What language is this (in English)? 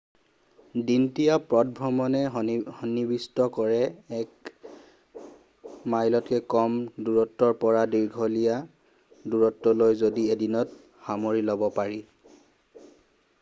Assamese